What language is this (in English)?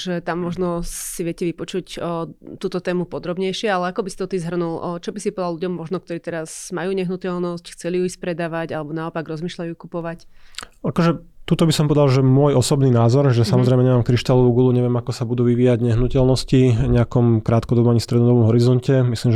Slovak